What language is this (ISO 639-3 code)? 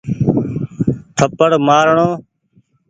gig